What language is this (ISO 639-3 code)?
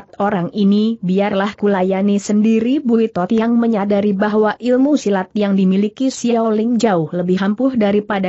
ind